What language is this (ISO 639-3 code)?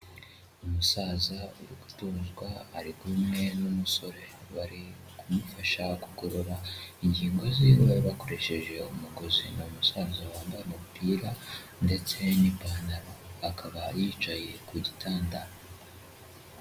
kin